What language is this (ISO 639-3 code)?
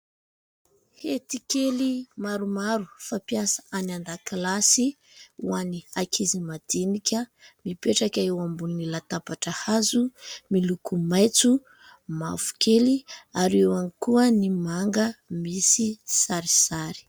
mlg